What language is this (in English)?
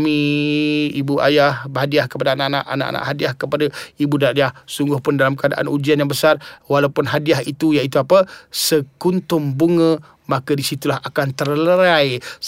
Malay